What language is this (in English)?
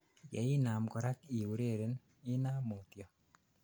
Kalenjin